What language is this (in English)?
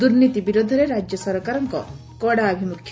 Odia